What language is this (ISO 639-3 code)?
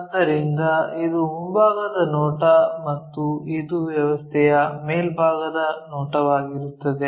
kan